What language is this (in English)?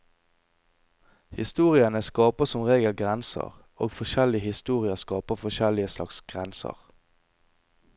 Norwegian